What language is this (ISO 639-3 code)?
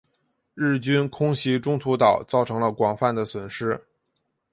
zho